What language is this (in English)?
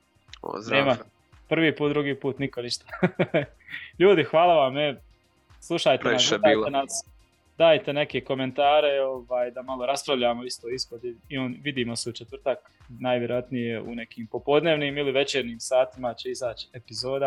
Croatian